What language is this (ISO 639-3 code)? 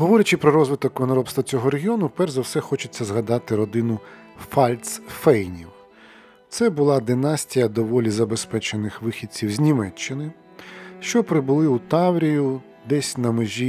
ukr